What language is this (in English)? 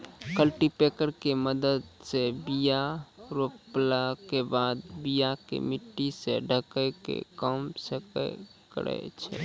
Maithili